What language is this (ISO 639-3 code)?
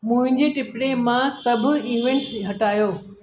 snd